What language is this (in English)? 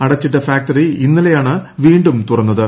Malayalam